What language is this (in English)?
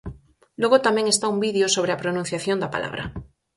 Galician